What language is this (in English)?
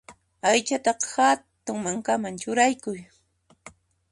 Puno Quechua